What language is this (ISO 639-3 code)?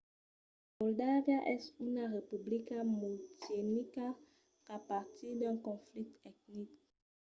oci